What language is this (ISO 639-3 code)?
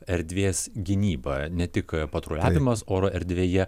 lit